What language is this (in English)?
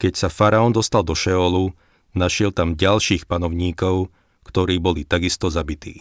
Slovak